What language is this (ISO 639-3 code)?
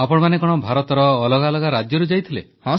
ori